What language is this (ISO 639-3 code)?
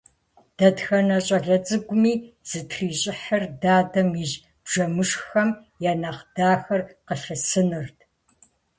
kbd